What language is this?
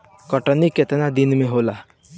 Bhojpuri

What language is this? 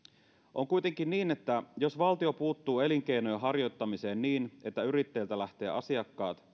Finnish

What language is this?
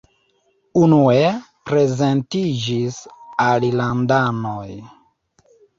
Esperanto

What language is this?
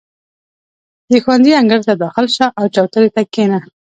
Pashto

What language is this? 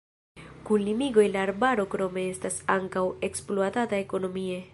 Esperanto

